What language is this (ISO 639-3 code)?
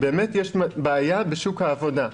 heb